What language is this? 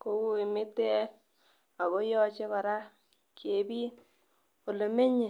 Kalenjin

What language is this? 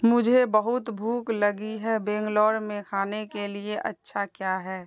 Urdu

